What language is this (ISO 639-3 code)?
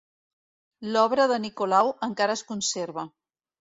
cat